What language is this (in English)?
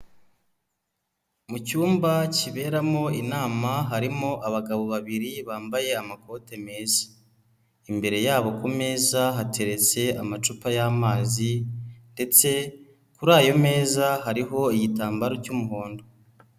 Kinyarwanda